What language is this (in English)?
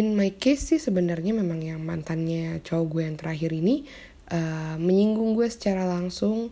Indonesian